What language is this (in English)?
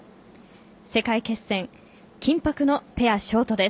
Japanese